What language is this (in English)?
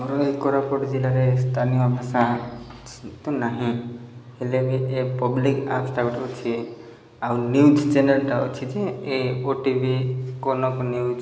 Odia